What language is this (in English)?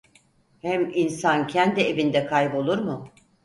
Turkish